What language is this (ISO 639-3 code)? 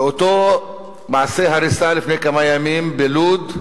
heb